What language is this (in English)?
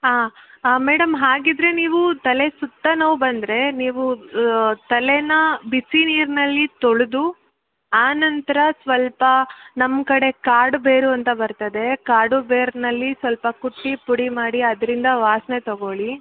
Kannada